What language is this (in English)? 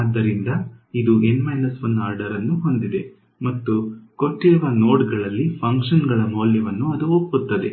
Kannada